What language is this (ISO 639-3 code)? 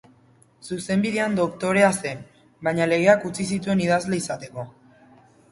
eus